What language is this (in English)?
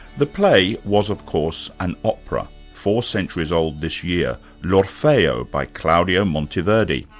English